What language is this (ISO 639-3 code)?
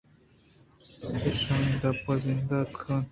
bgp